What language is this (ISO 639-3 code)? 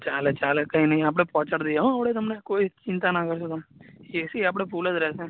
guj